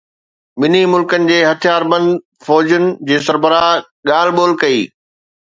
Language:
Sindhi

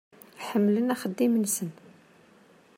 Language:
Kabyle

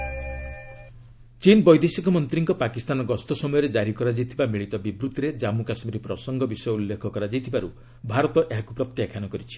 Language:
Odia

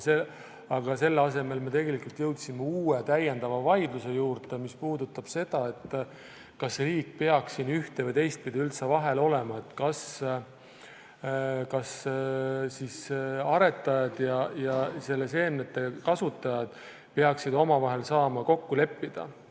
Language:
Estonian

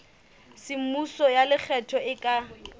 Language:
Southern Sotho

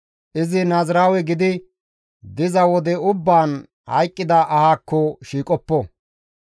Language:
Gamo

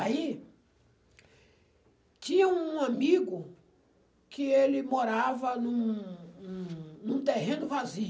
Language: Portuguese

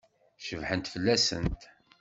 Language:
Kabyle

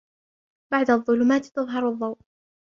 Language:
Arabic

